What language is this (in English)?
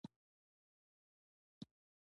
Pashto